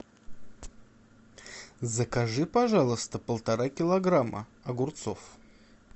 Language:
Russian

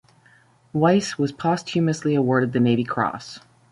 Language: English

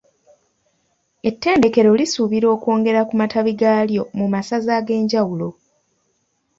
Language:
Ganda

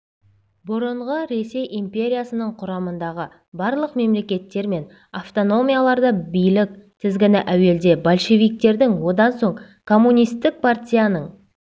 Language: Kazakh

